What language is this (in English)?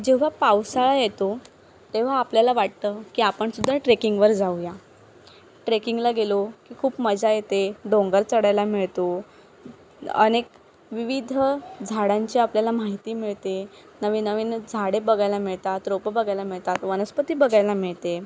Marathi